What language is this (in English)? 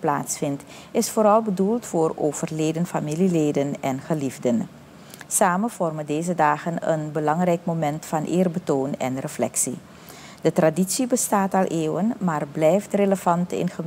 Dutch